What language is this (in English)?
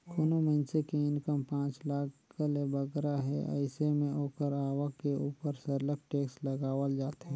Chhattisgarhi